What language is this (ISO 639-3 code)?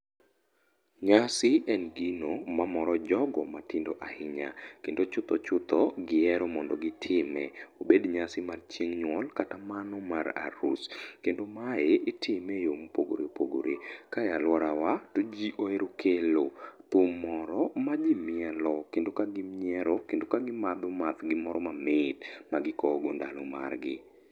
luo